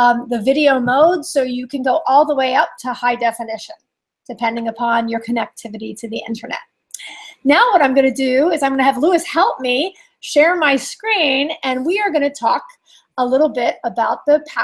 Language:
English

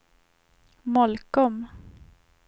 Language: Swedish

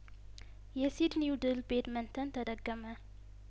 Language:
Amharic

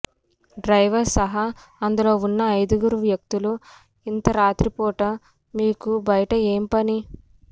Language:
Telugu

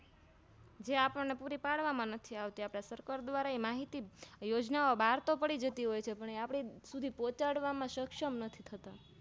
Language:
Gujarati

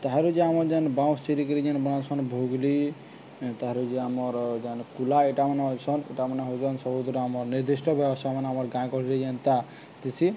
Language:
Odia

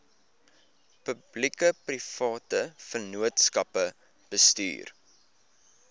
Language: Afrikaans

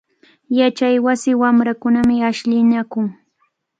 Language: Cajatambo North Lima Quechua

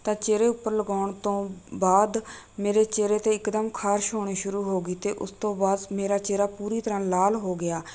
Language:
Punjabi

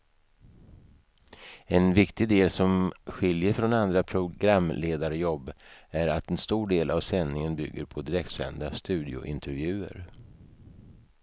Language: Swedish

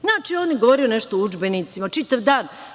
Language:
Serbian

